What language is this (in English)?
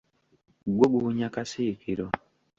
Ganda